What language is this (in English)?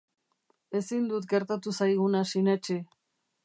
Basque